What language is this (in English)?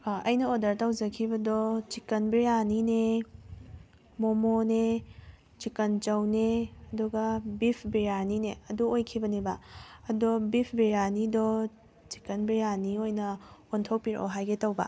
Manipuri